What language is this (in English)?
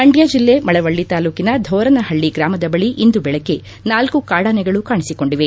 Kannada